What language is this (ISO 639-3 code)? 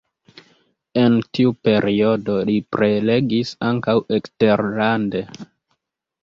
epo